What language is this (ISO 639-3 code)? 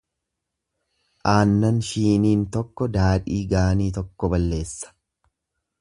orm